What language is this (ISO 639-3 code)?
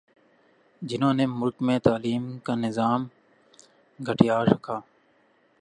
urd